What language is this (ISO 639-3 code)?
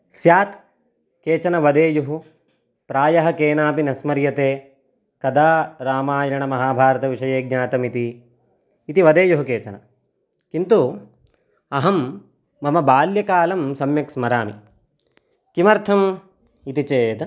san